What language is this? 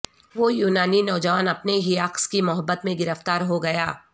Urdu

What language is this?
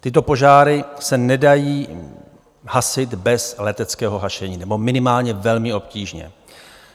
Czech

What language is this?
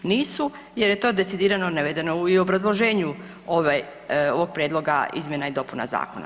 Croatian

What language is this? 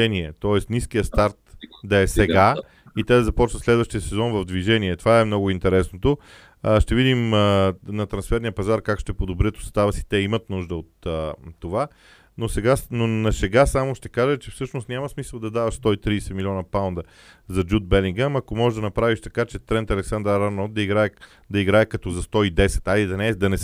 Bulgarian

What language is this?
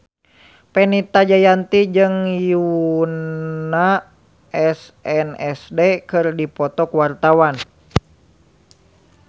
Sundanese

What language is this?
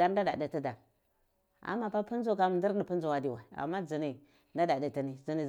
Cibak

